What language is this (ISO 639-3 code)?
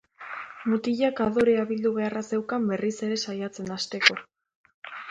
eus